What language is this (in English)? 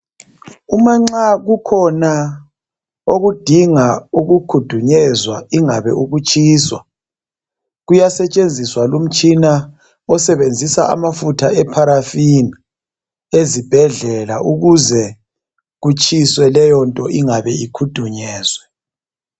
North Ndebele